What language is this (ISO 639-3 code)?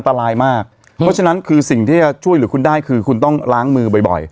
tha